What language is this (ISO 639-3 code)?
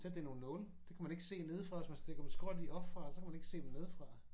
dan